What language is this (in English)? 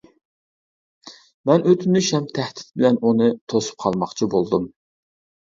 Uyghur